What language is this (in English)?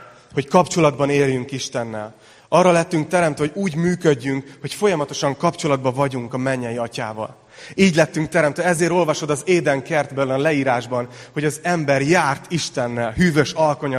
Hungarian